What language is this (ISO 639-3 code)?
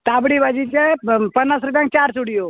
kok